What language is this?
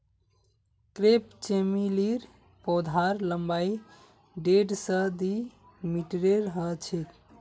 Magahi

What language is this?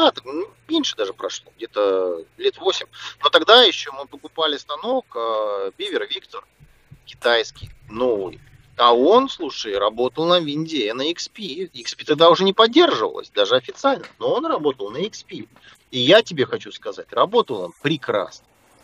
Russian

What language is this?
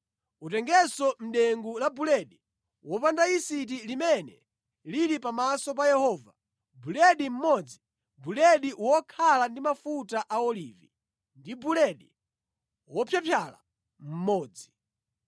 Nyanja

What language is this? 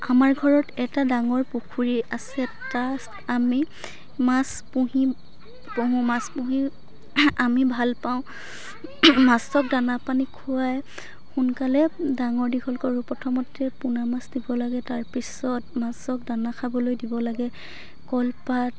Assamese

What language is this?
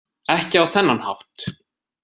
Icelandic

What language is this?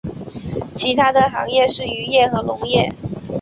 Chinese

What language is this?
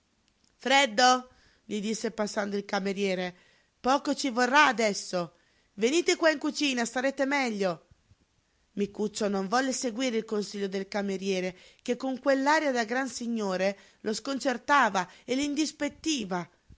Italian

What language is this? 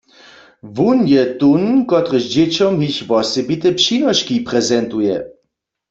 Upper Sorbian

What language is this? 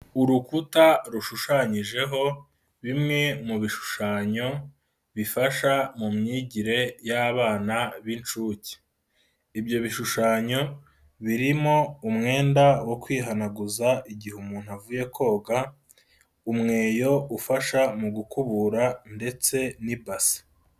Kinyarwanda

